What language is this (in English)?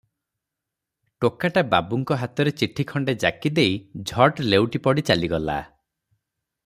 Odia